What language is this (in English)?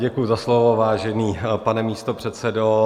Czech